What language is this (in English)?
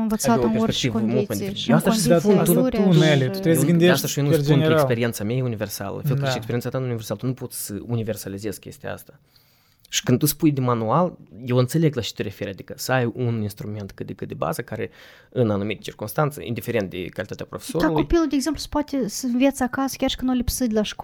Romanian